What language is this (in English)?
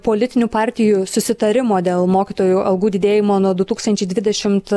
Lithuanian